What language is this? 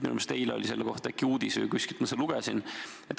Estonian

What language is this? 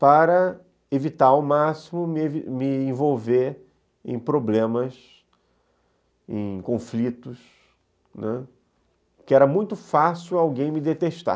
Portuguese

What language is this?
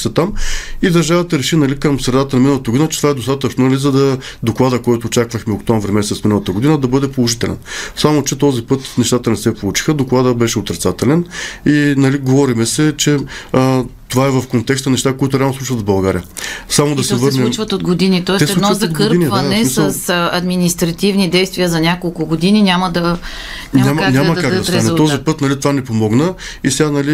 Bulgarian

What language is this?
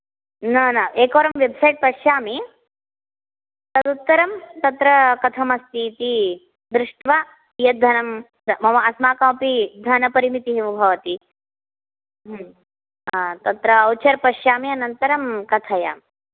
Sanskrit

